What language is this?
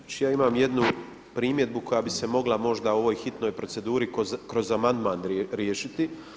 Croatian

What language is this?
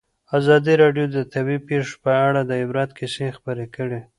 Pashto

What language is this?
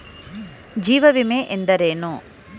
Kannada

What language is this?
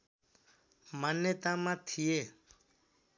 Nepali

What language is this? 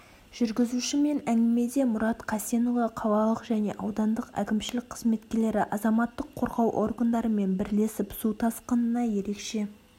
Kazakh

